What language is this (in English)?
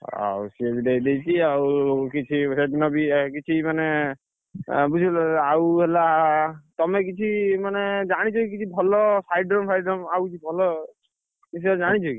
Odia